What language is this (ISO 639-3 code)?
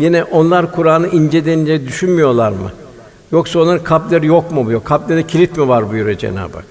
tur